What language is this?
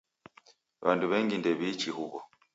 Taita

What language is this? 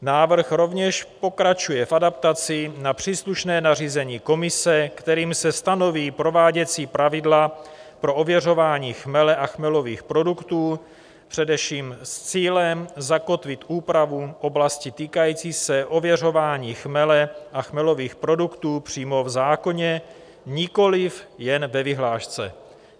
Czech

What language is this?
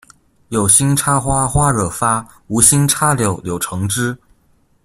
Chinese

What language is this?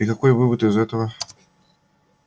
Russian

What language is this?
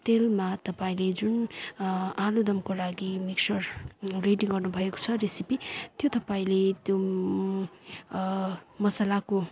Nepali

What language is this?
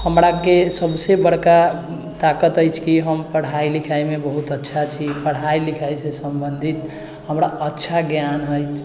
Maithili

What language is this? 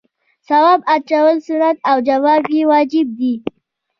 Pashto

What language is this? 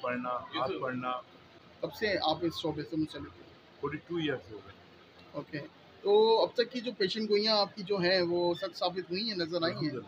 Hindi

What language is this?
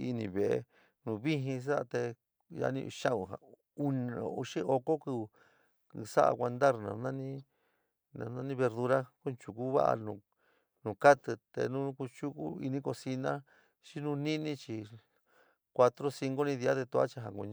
San Miguel El Grande Mixtec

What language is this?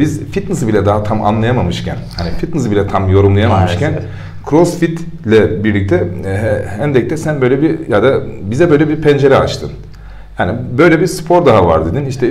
Turkish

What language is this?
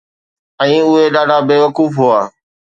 Sindhi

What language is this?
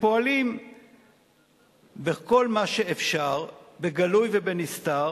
Hebrew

